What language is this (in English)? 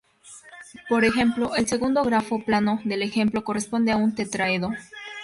Spanish